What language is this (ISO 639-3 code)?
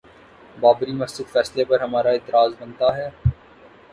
urd